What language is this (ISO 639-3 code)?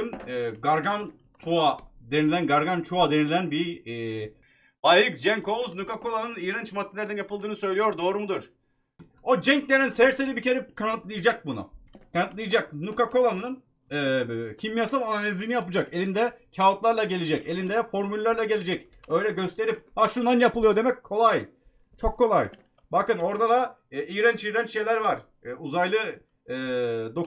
tur